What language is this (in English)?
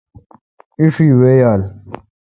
Kalkoti